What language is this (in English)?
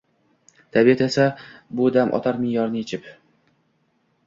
Uzbek